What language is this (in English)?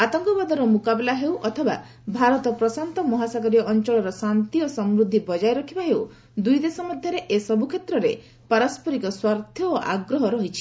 Odia